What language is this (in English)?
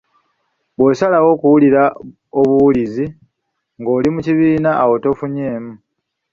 Ganda